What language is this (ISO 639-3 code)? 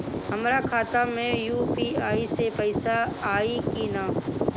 bho